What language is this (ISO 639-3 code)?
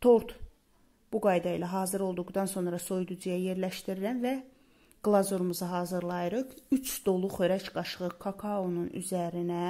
tur